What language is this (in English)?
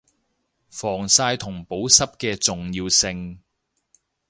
Cantonese